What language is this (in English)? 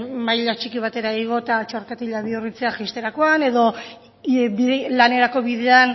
Basque